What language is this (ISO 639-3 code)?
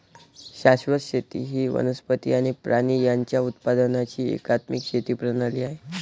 mar